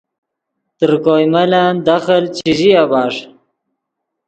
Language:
Yidgha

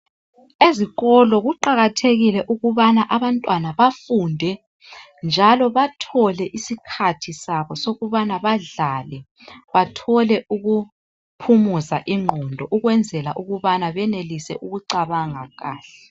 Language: North Ndebele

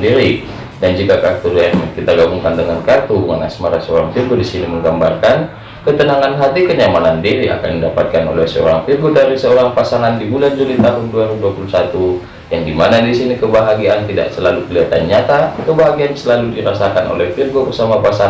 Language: Indonesian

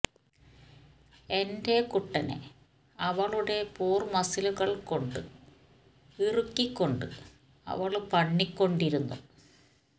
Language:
Malayalam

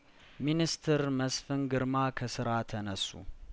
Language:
Amharic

